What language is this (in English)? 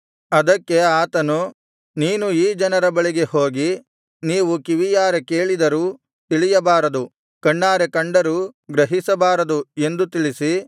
Kannada